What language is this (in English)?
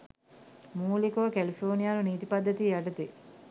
Sinhala